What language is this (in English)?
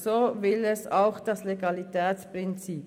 Swiss German